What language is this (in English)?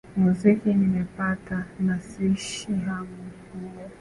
Swahili